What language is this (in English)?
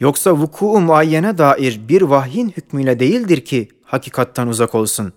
Turkish